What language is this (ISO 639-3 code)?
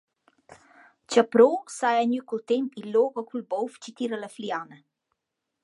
roh